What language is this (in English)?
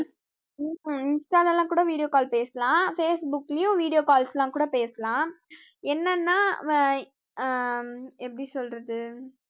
Tamil